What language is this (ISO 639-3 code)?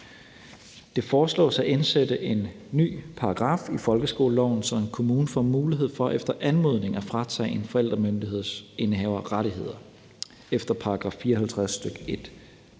dan